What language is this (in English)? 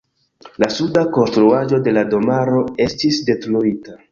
Esperanto